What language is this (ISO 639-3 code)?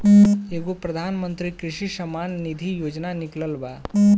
bho